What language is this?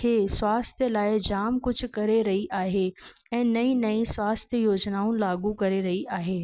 Sindhi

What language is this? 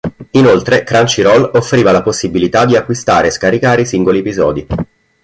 Italian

